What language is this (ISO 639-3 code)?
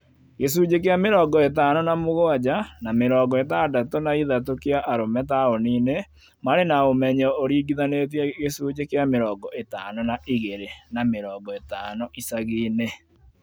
kik